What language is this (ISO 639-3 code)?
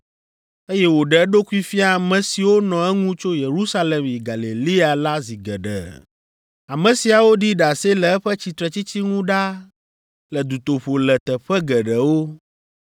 ewe